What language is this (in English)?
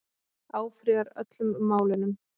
Icelandic